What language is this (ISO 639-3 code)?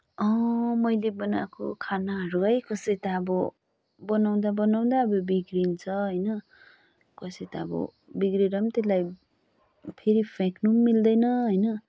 nep